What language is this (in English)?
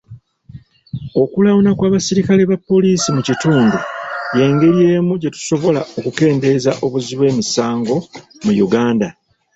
Ganda